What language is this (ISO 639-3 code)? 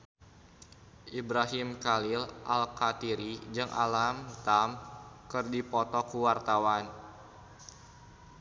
sun